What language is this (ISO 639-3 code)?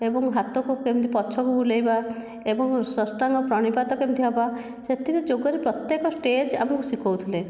ori